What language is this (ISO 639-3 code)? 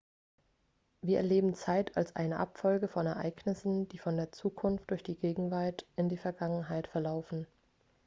deu